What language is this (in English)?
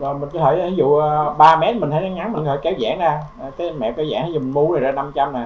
Vietnamese